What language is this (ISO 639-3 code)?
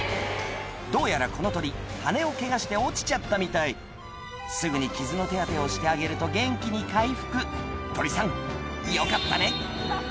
jpn